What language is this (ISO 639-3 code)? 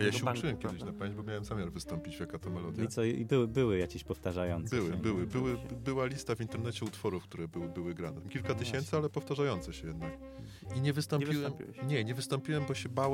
pol